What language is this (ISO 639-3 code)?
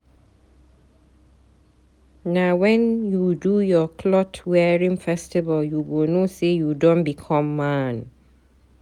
pcm